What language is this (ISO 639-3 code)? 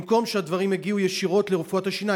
heb